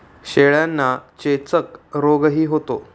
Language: Marathi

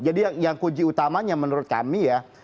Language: Indonesian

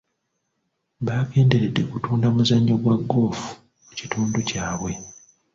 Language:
Ganda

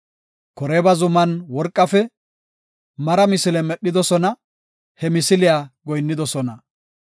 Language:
Gofa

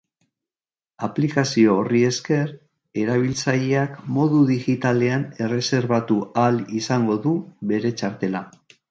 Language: Basque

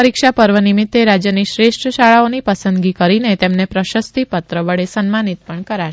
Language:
Gujarati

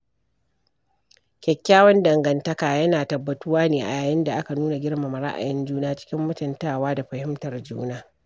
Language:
Hausa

